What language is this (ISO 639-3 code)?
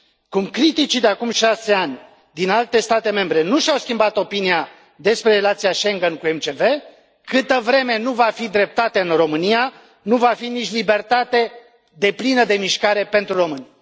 ron